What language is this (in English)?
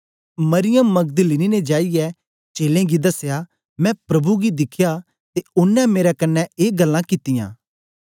Dogri